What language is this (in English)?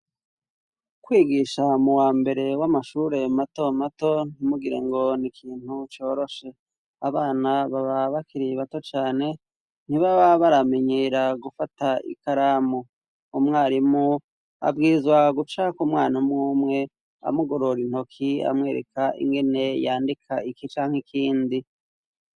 Rundi